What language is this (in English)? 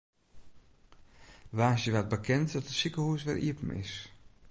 Western Frisian